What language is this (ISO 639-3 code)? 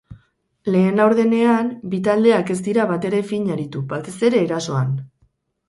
eus